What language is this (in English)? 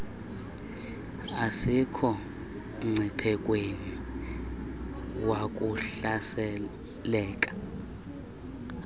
Xhosa